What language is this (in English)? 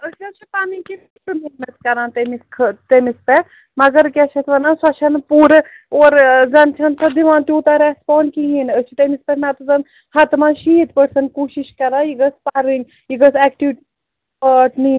Kashmiri